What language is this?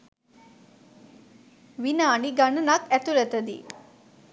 Sinhala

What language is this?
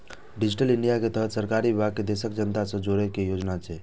Maithili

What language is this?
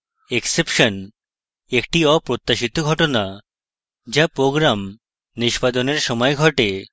Bangla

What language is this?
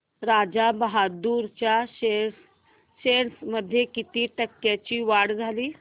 Marathi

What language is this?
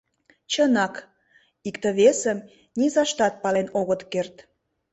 Mari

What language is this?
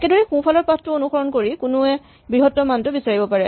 Assamese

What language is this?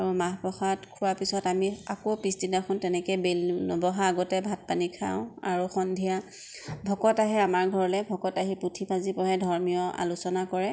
Assamese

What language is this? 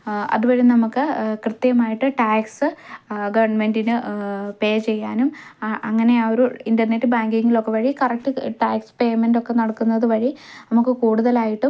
Malayalam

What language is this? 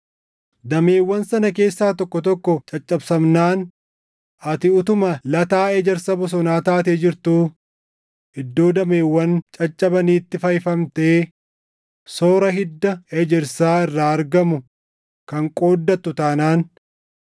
Oromo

